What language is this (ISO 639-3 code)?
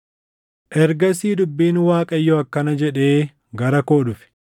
orm